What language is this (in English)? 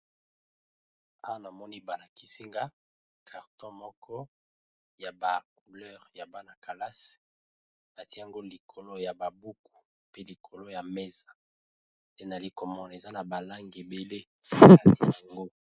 Lingala